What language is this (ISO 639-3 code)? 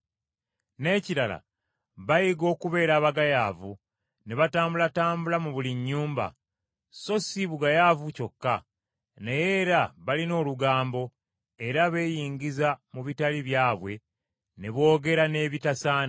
lug